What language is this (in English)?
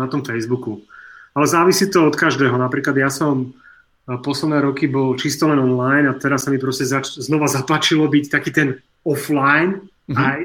Czech